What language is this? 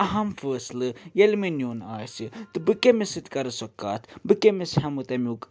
Kashmiri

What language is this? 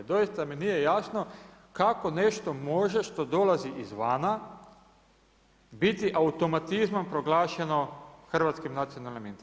Croatian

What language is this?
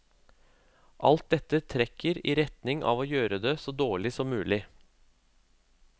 Norwegian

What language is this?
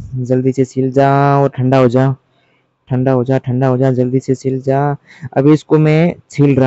Hindi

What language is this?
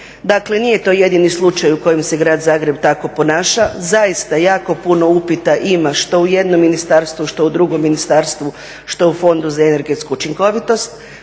Croatian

